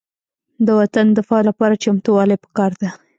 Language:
Pashto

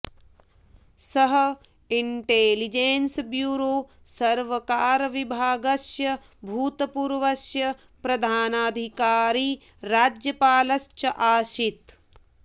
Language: Sanskrit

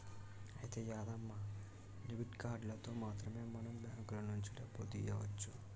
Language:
Telugu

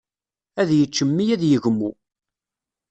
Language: Kabyle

